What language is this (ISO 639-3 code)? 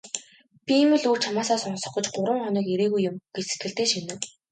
mon